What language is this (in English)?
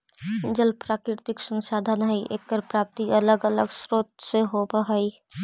Magahi